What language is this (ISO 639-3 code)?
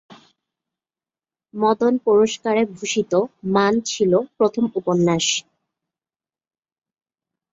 ben